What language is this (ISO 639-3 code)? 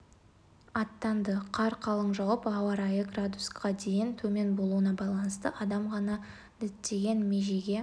kaz